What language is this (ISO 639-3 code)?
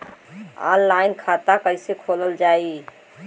bho